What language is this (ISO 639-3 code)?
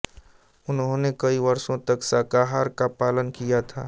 hin